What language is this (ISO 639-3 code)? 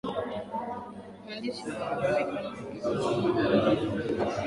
swa